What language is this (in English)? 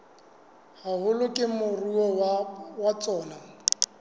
Southern Sotho